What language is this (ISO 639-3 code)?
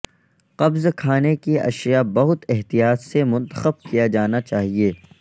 urd